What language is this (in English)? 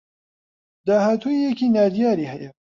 Central Kurdish